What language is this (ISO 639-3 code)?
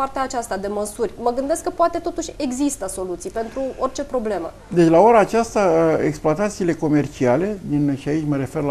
ron